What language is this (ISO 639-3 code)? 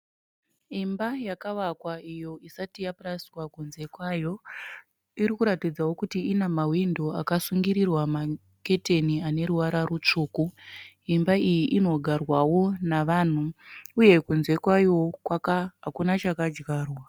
sna